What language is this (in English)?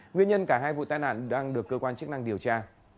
Vietnamese